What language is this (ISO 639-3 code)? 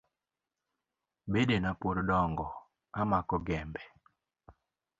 luo